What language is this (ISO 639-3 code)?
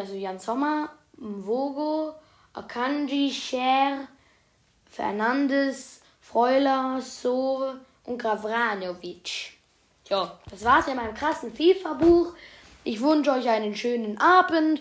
deu